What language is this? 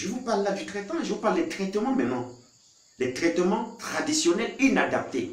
French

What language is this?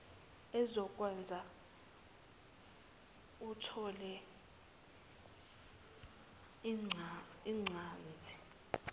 Zulu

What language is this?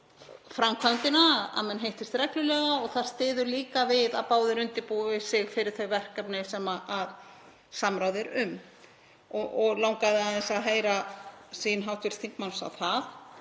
Icelandic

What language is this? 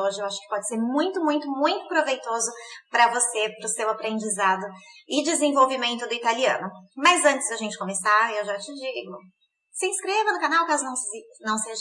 Portuguese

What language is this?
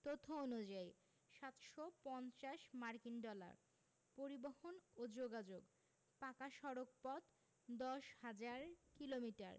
Bangla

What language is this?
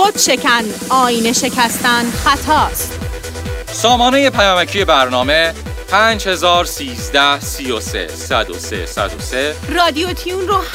Persian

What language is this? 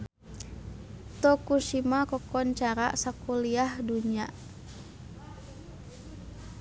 Sundanese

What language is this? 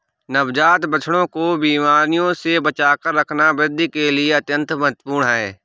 Hindi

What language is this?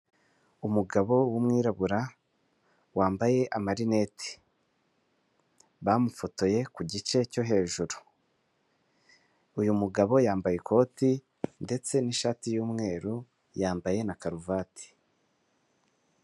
Kinyarwanda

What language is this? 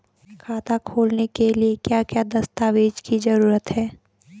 Hindi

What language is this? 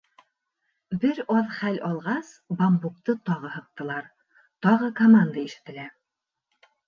Bashkir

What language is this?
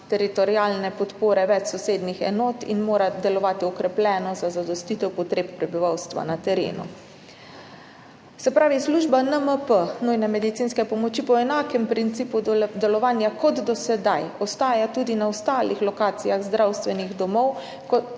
Slovenian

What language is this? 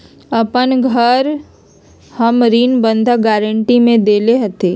Magahi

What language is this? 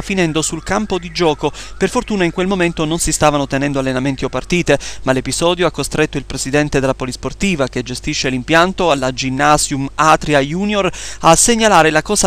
Italian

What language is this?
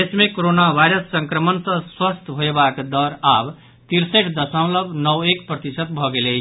Maithili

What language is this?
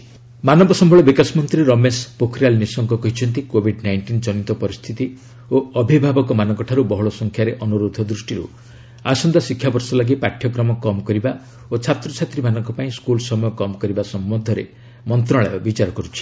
Odia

